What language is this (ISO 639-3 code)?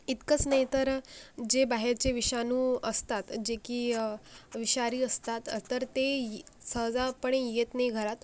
mar